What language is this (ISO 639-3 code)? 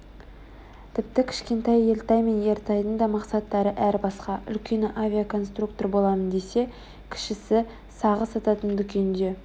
kaz